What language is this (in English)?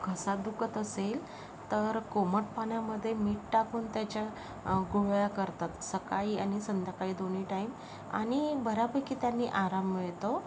Marathi